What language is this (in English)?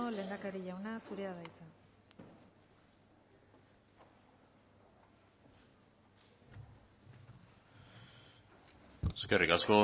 Basque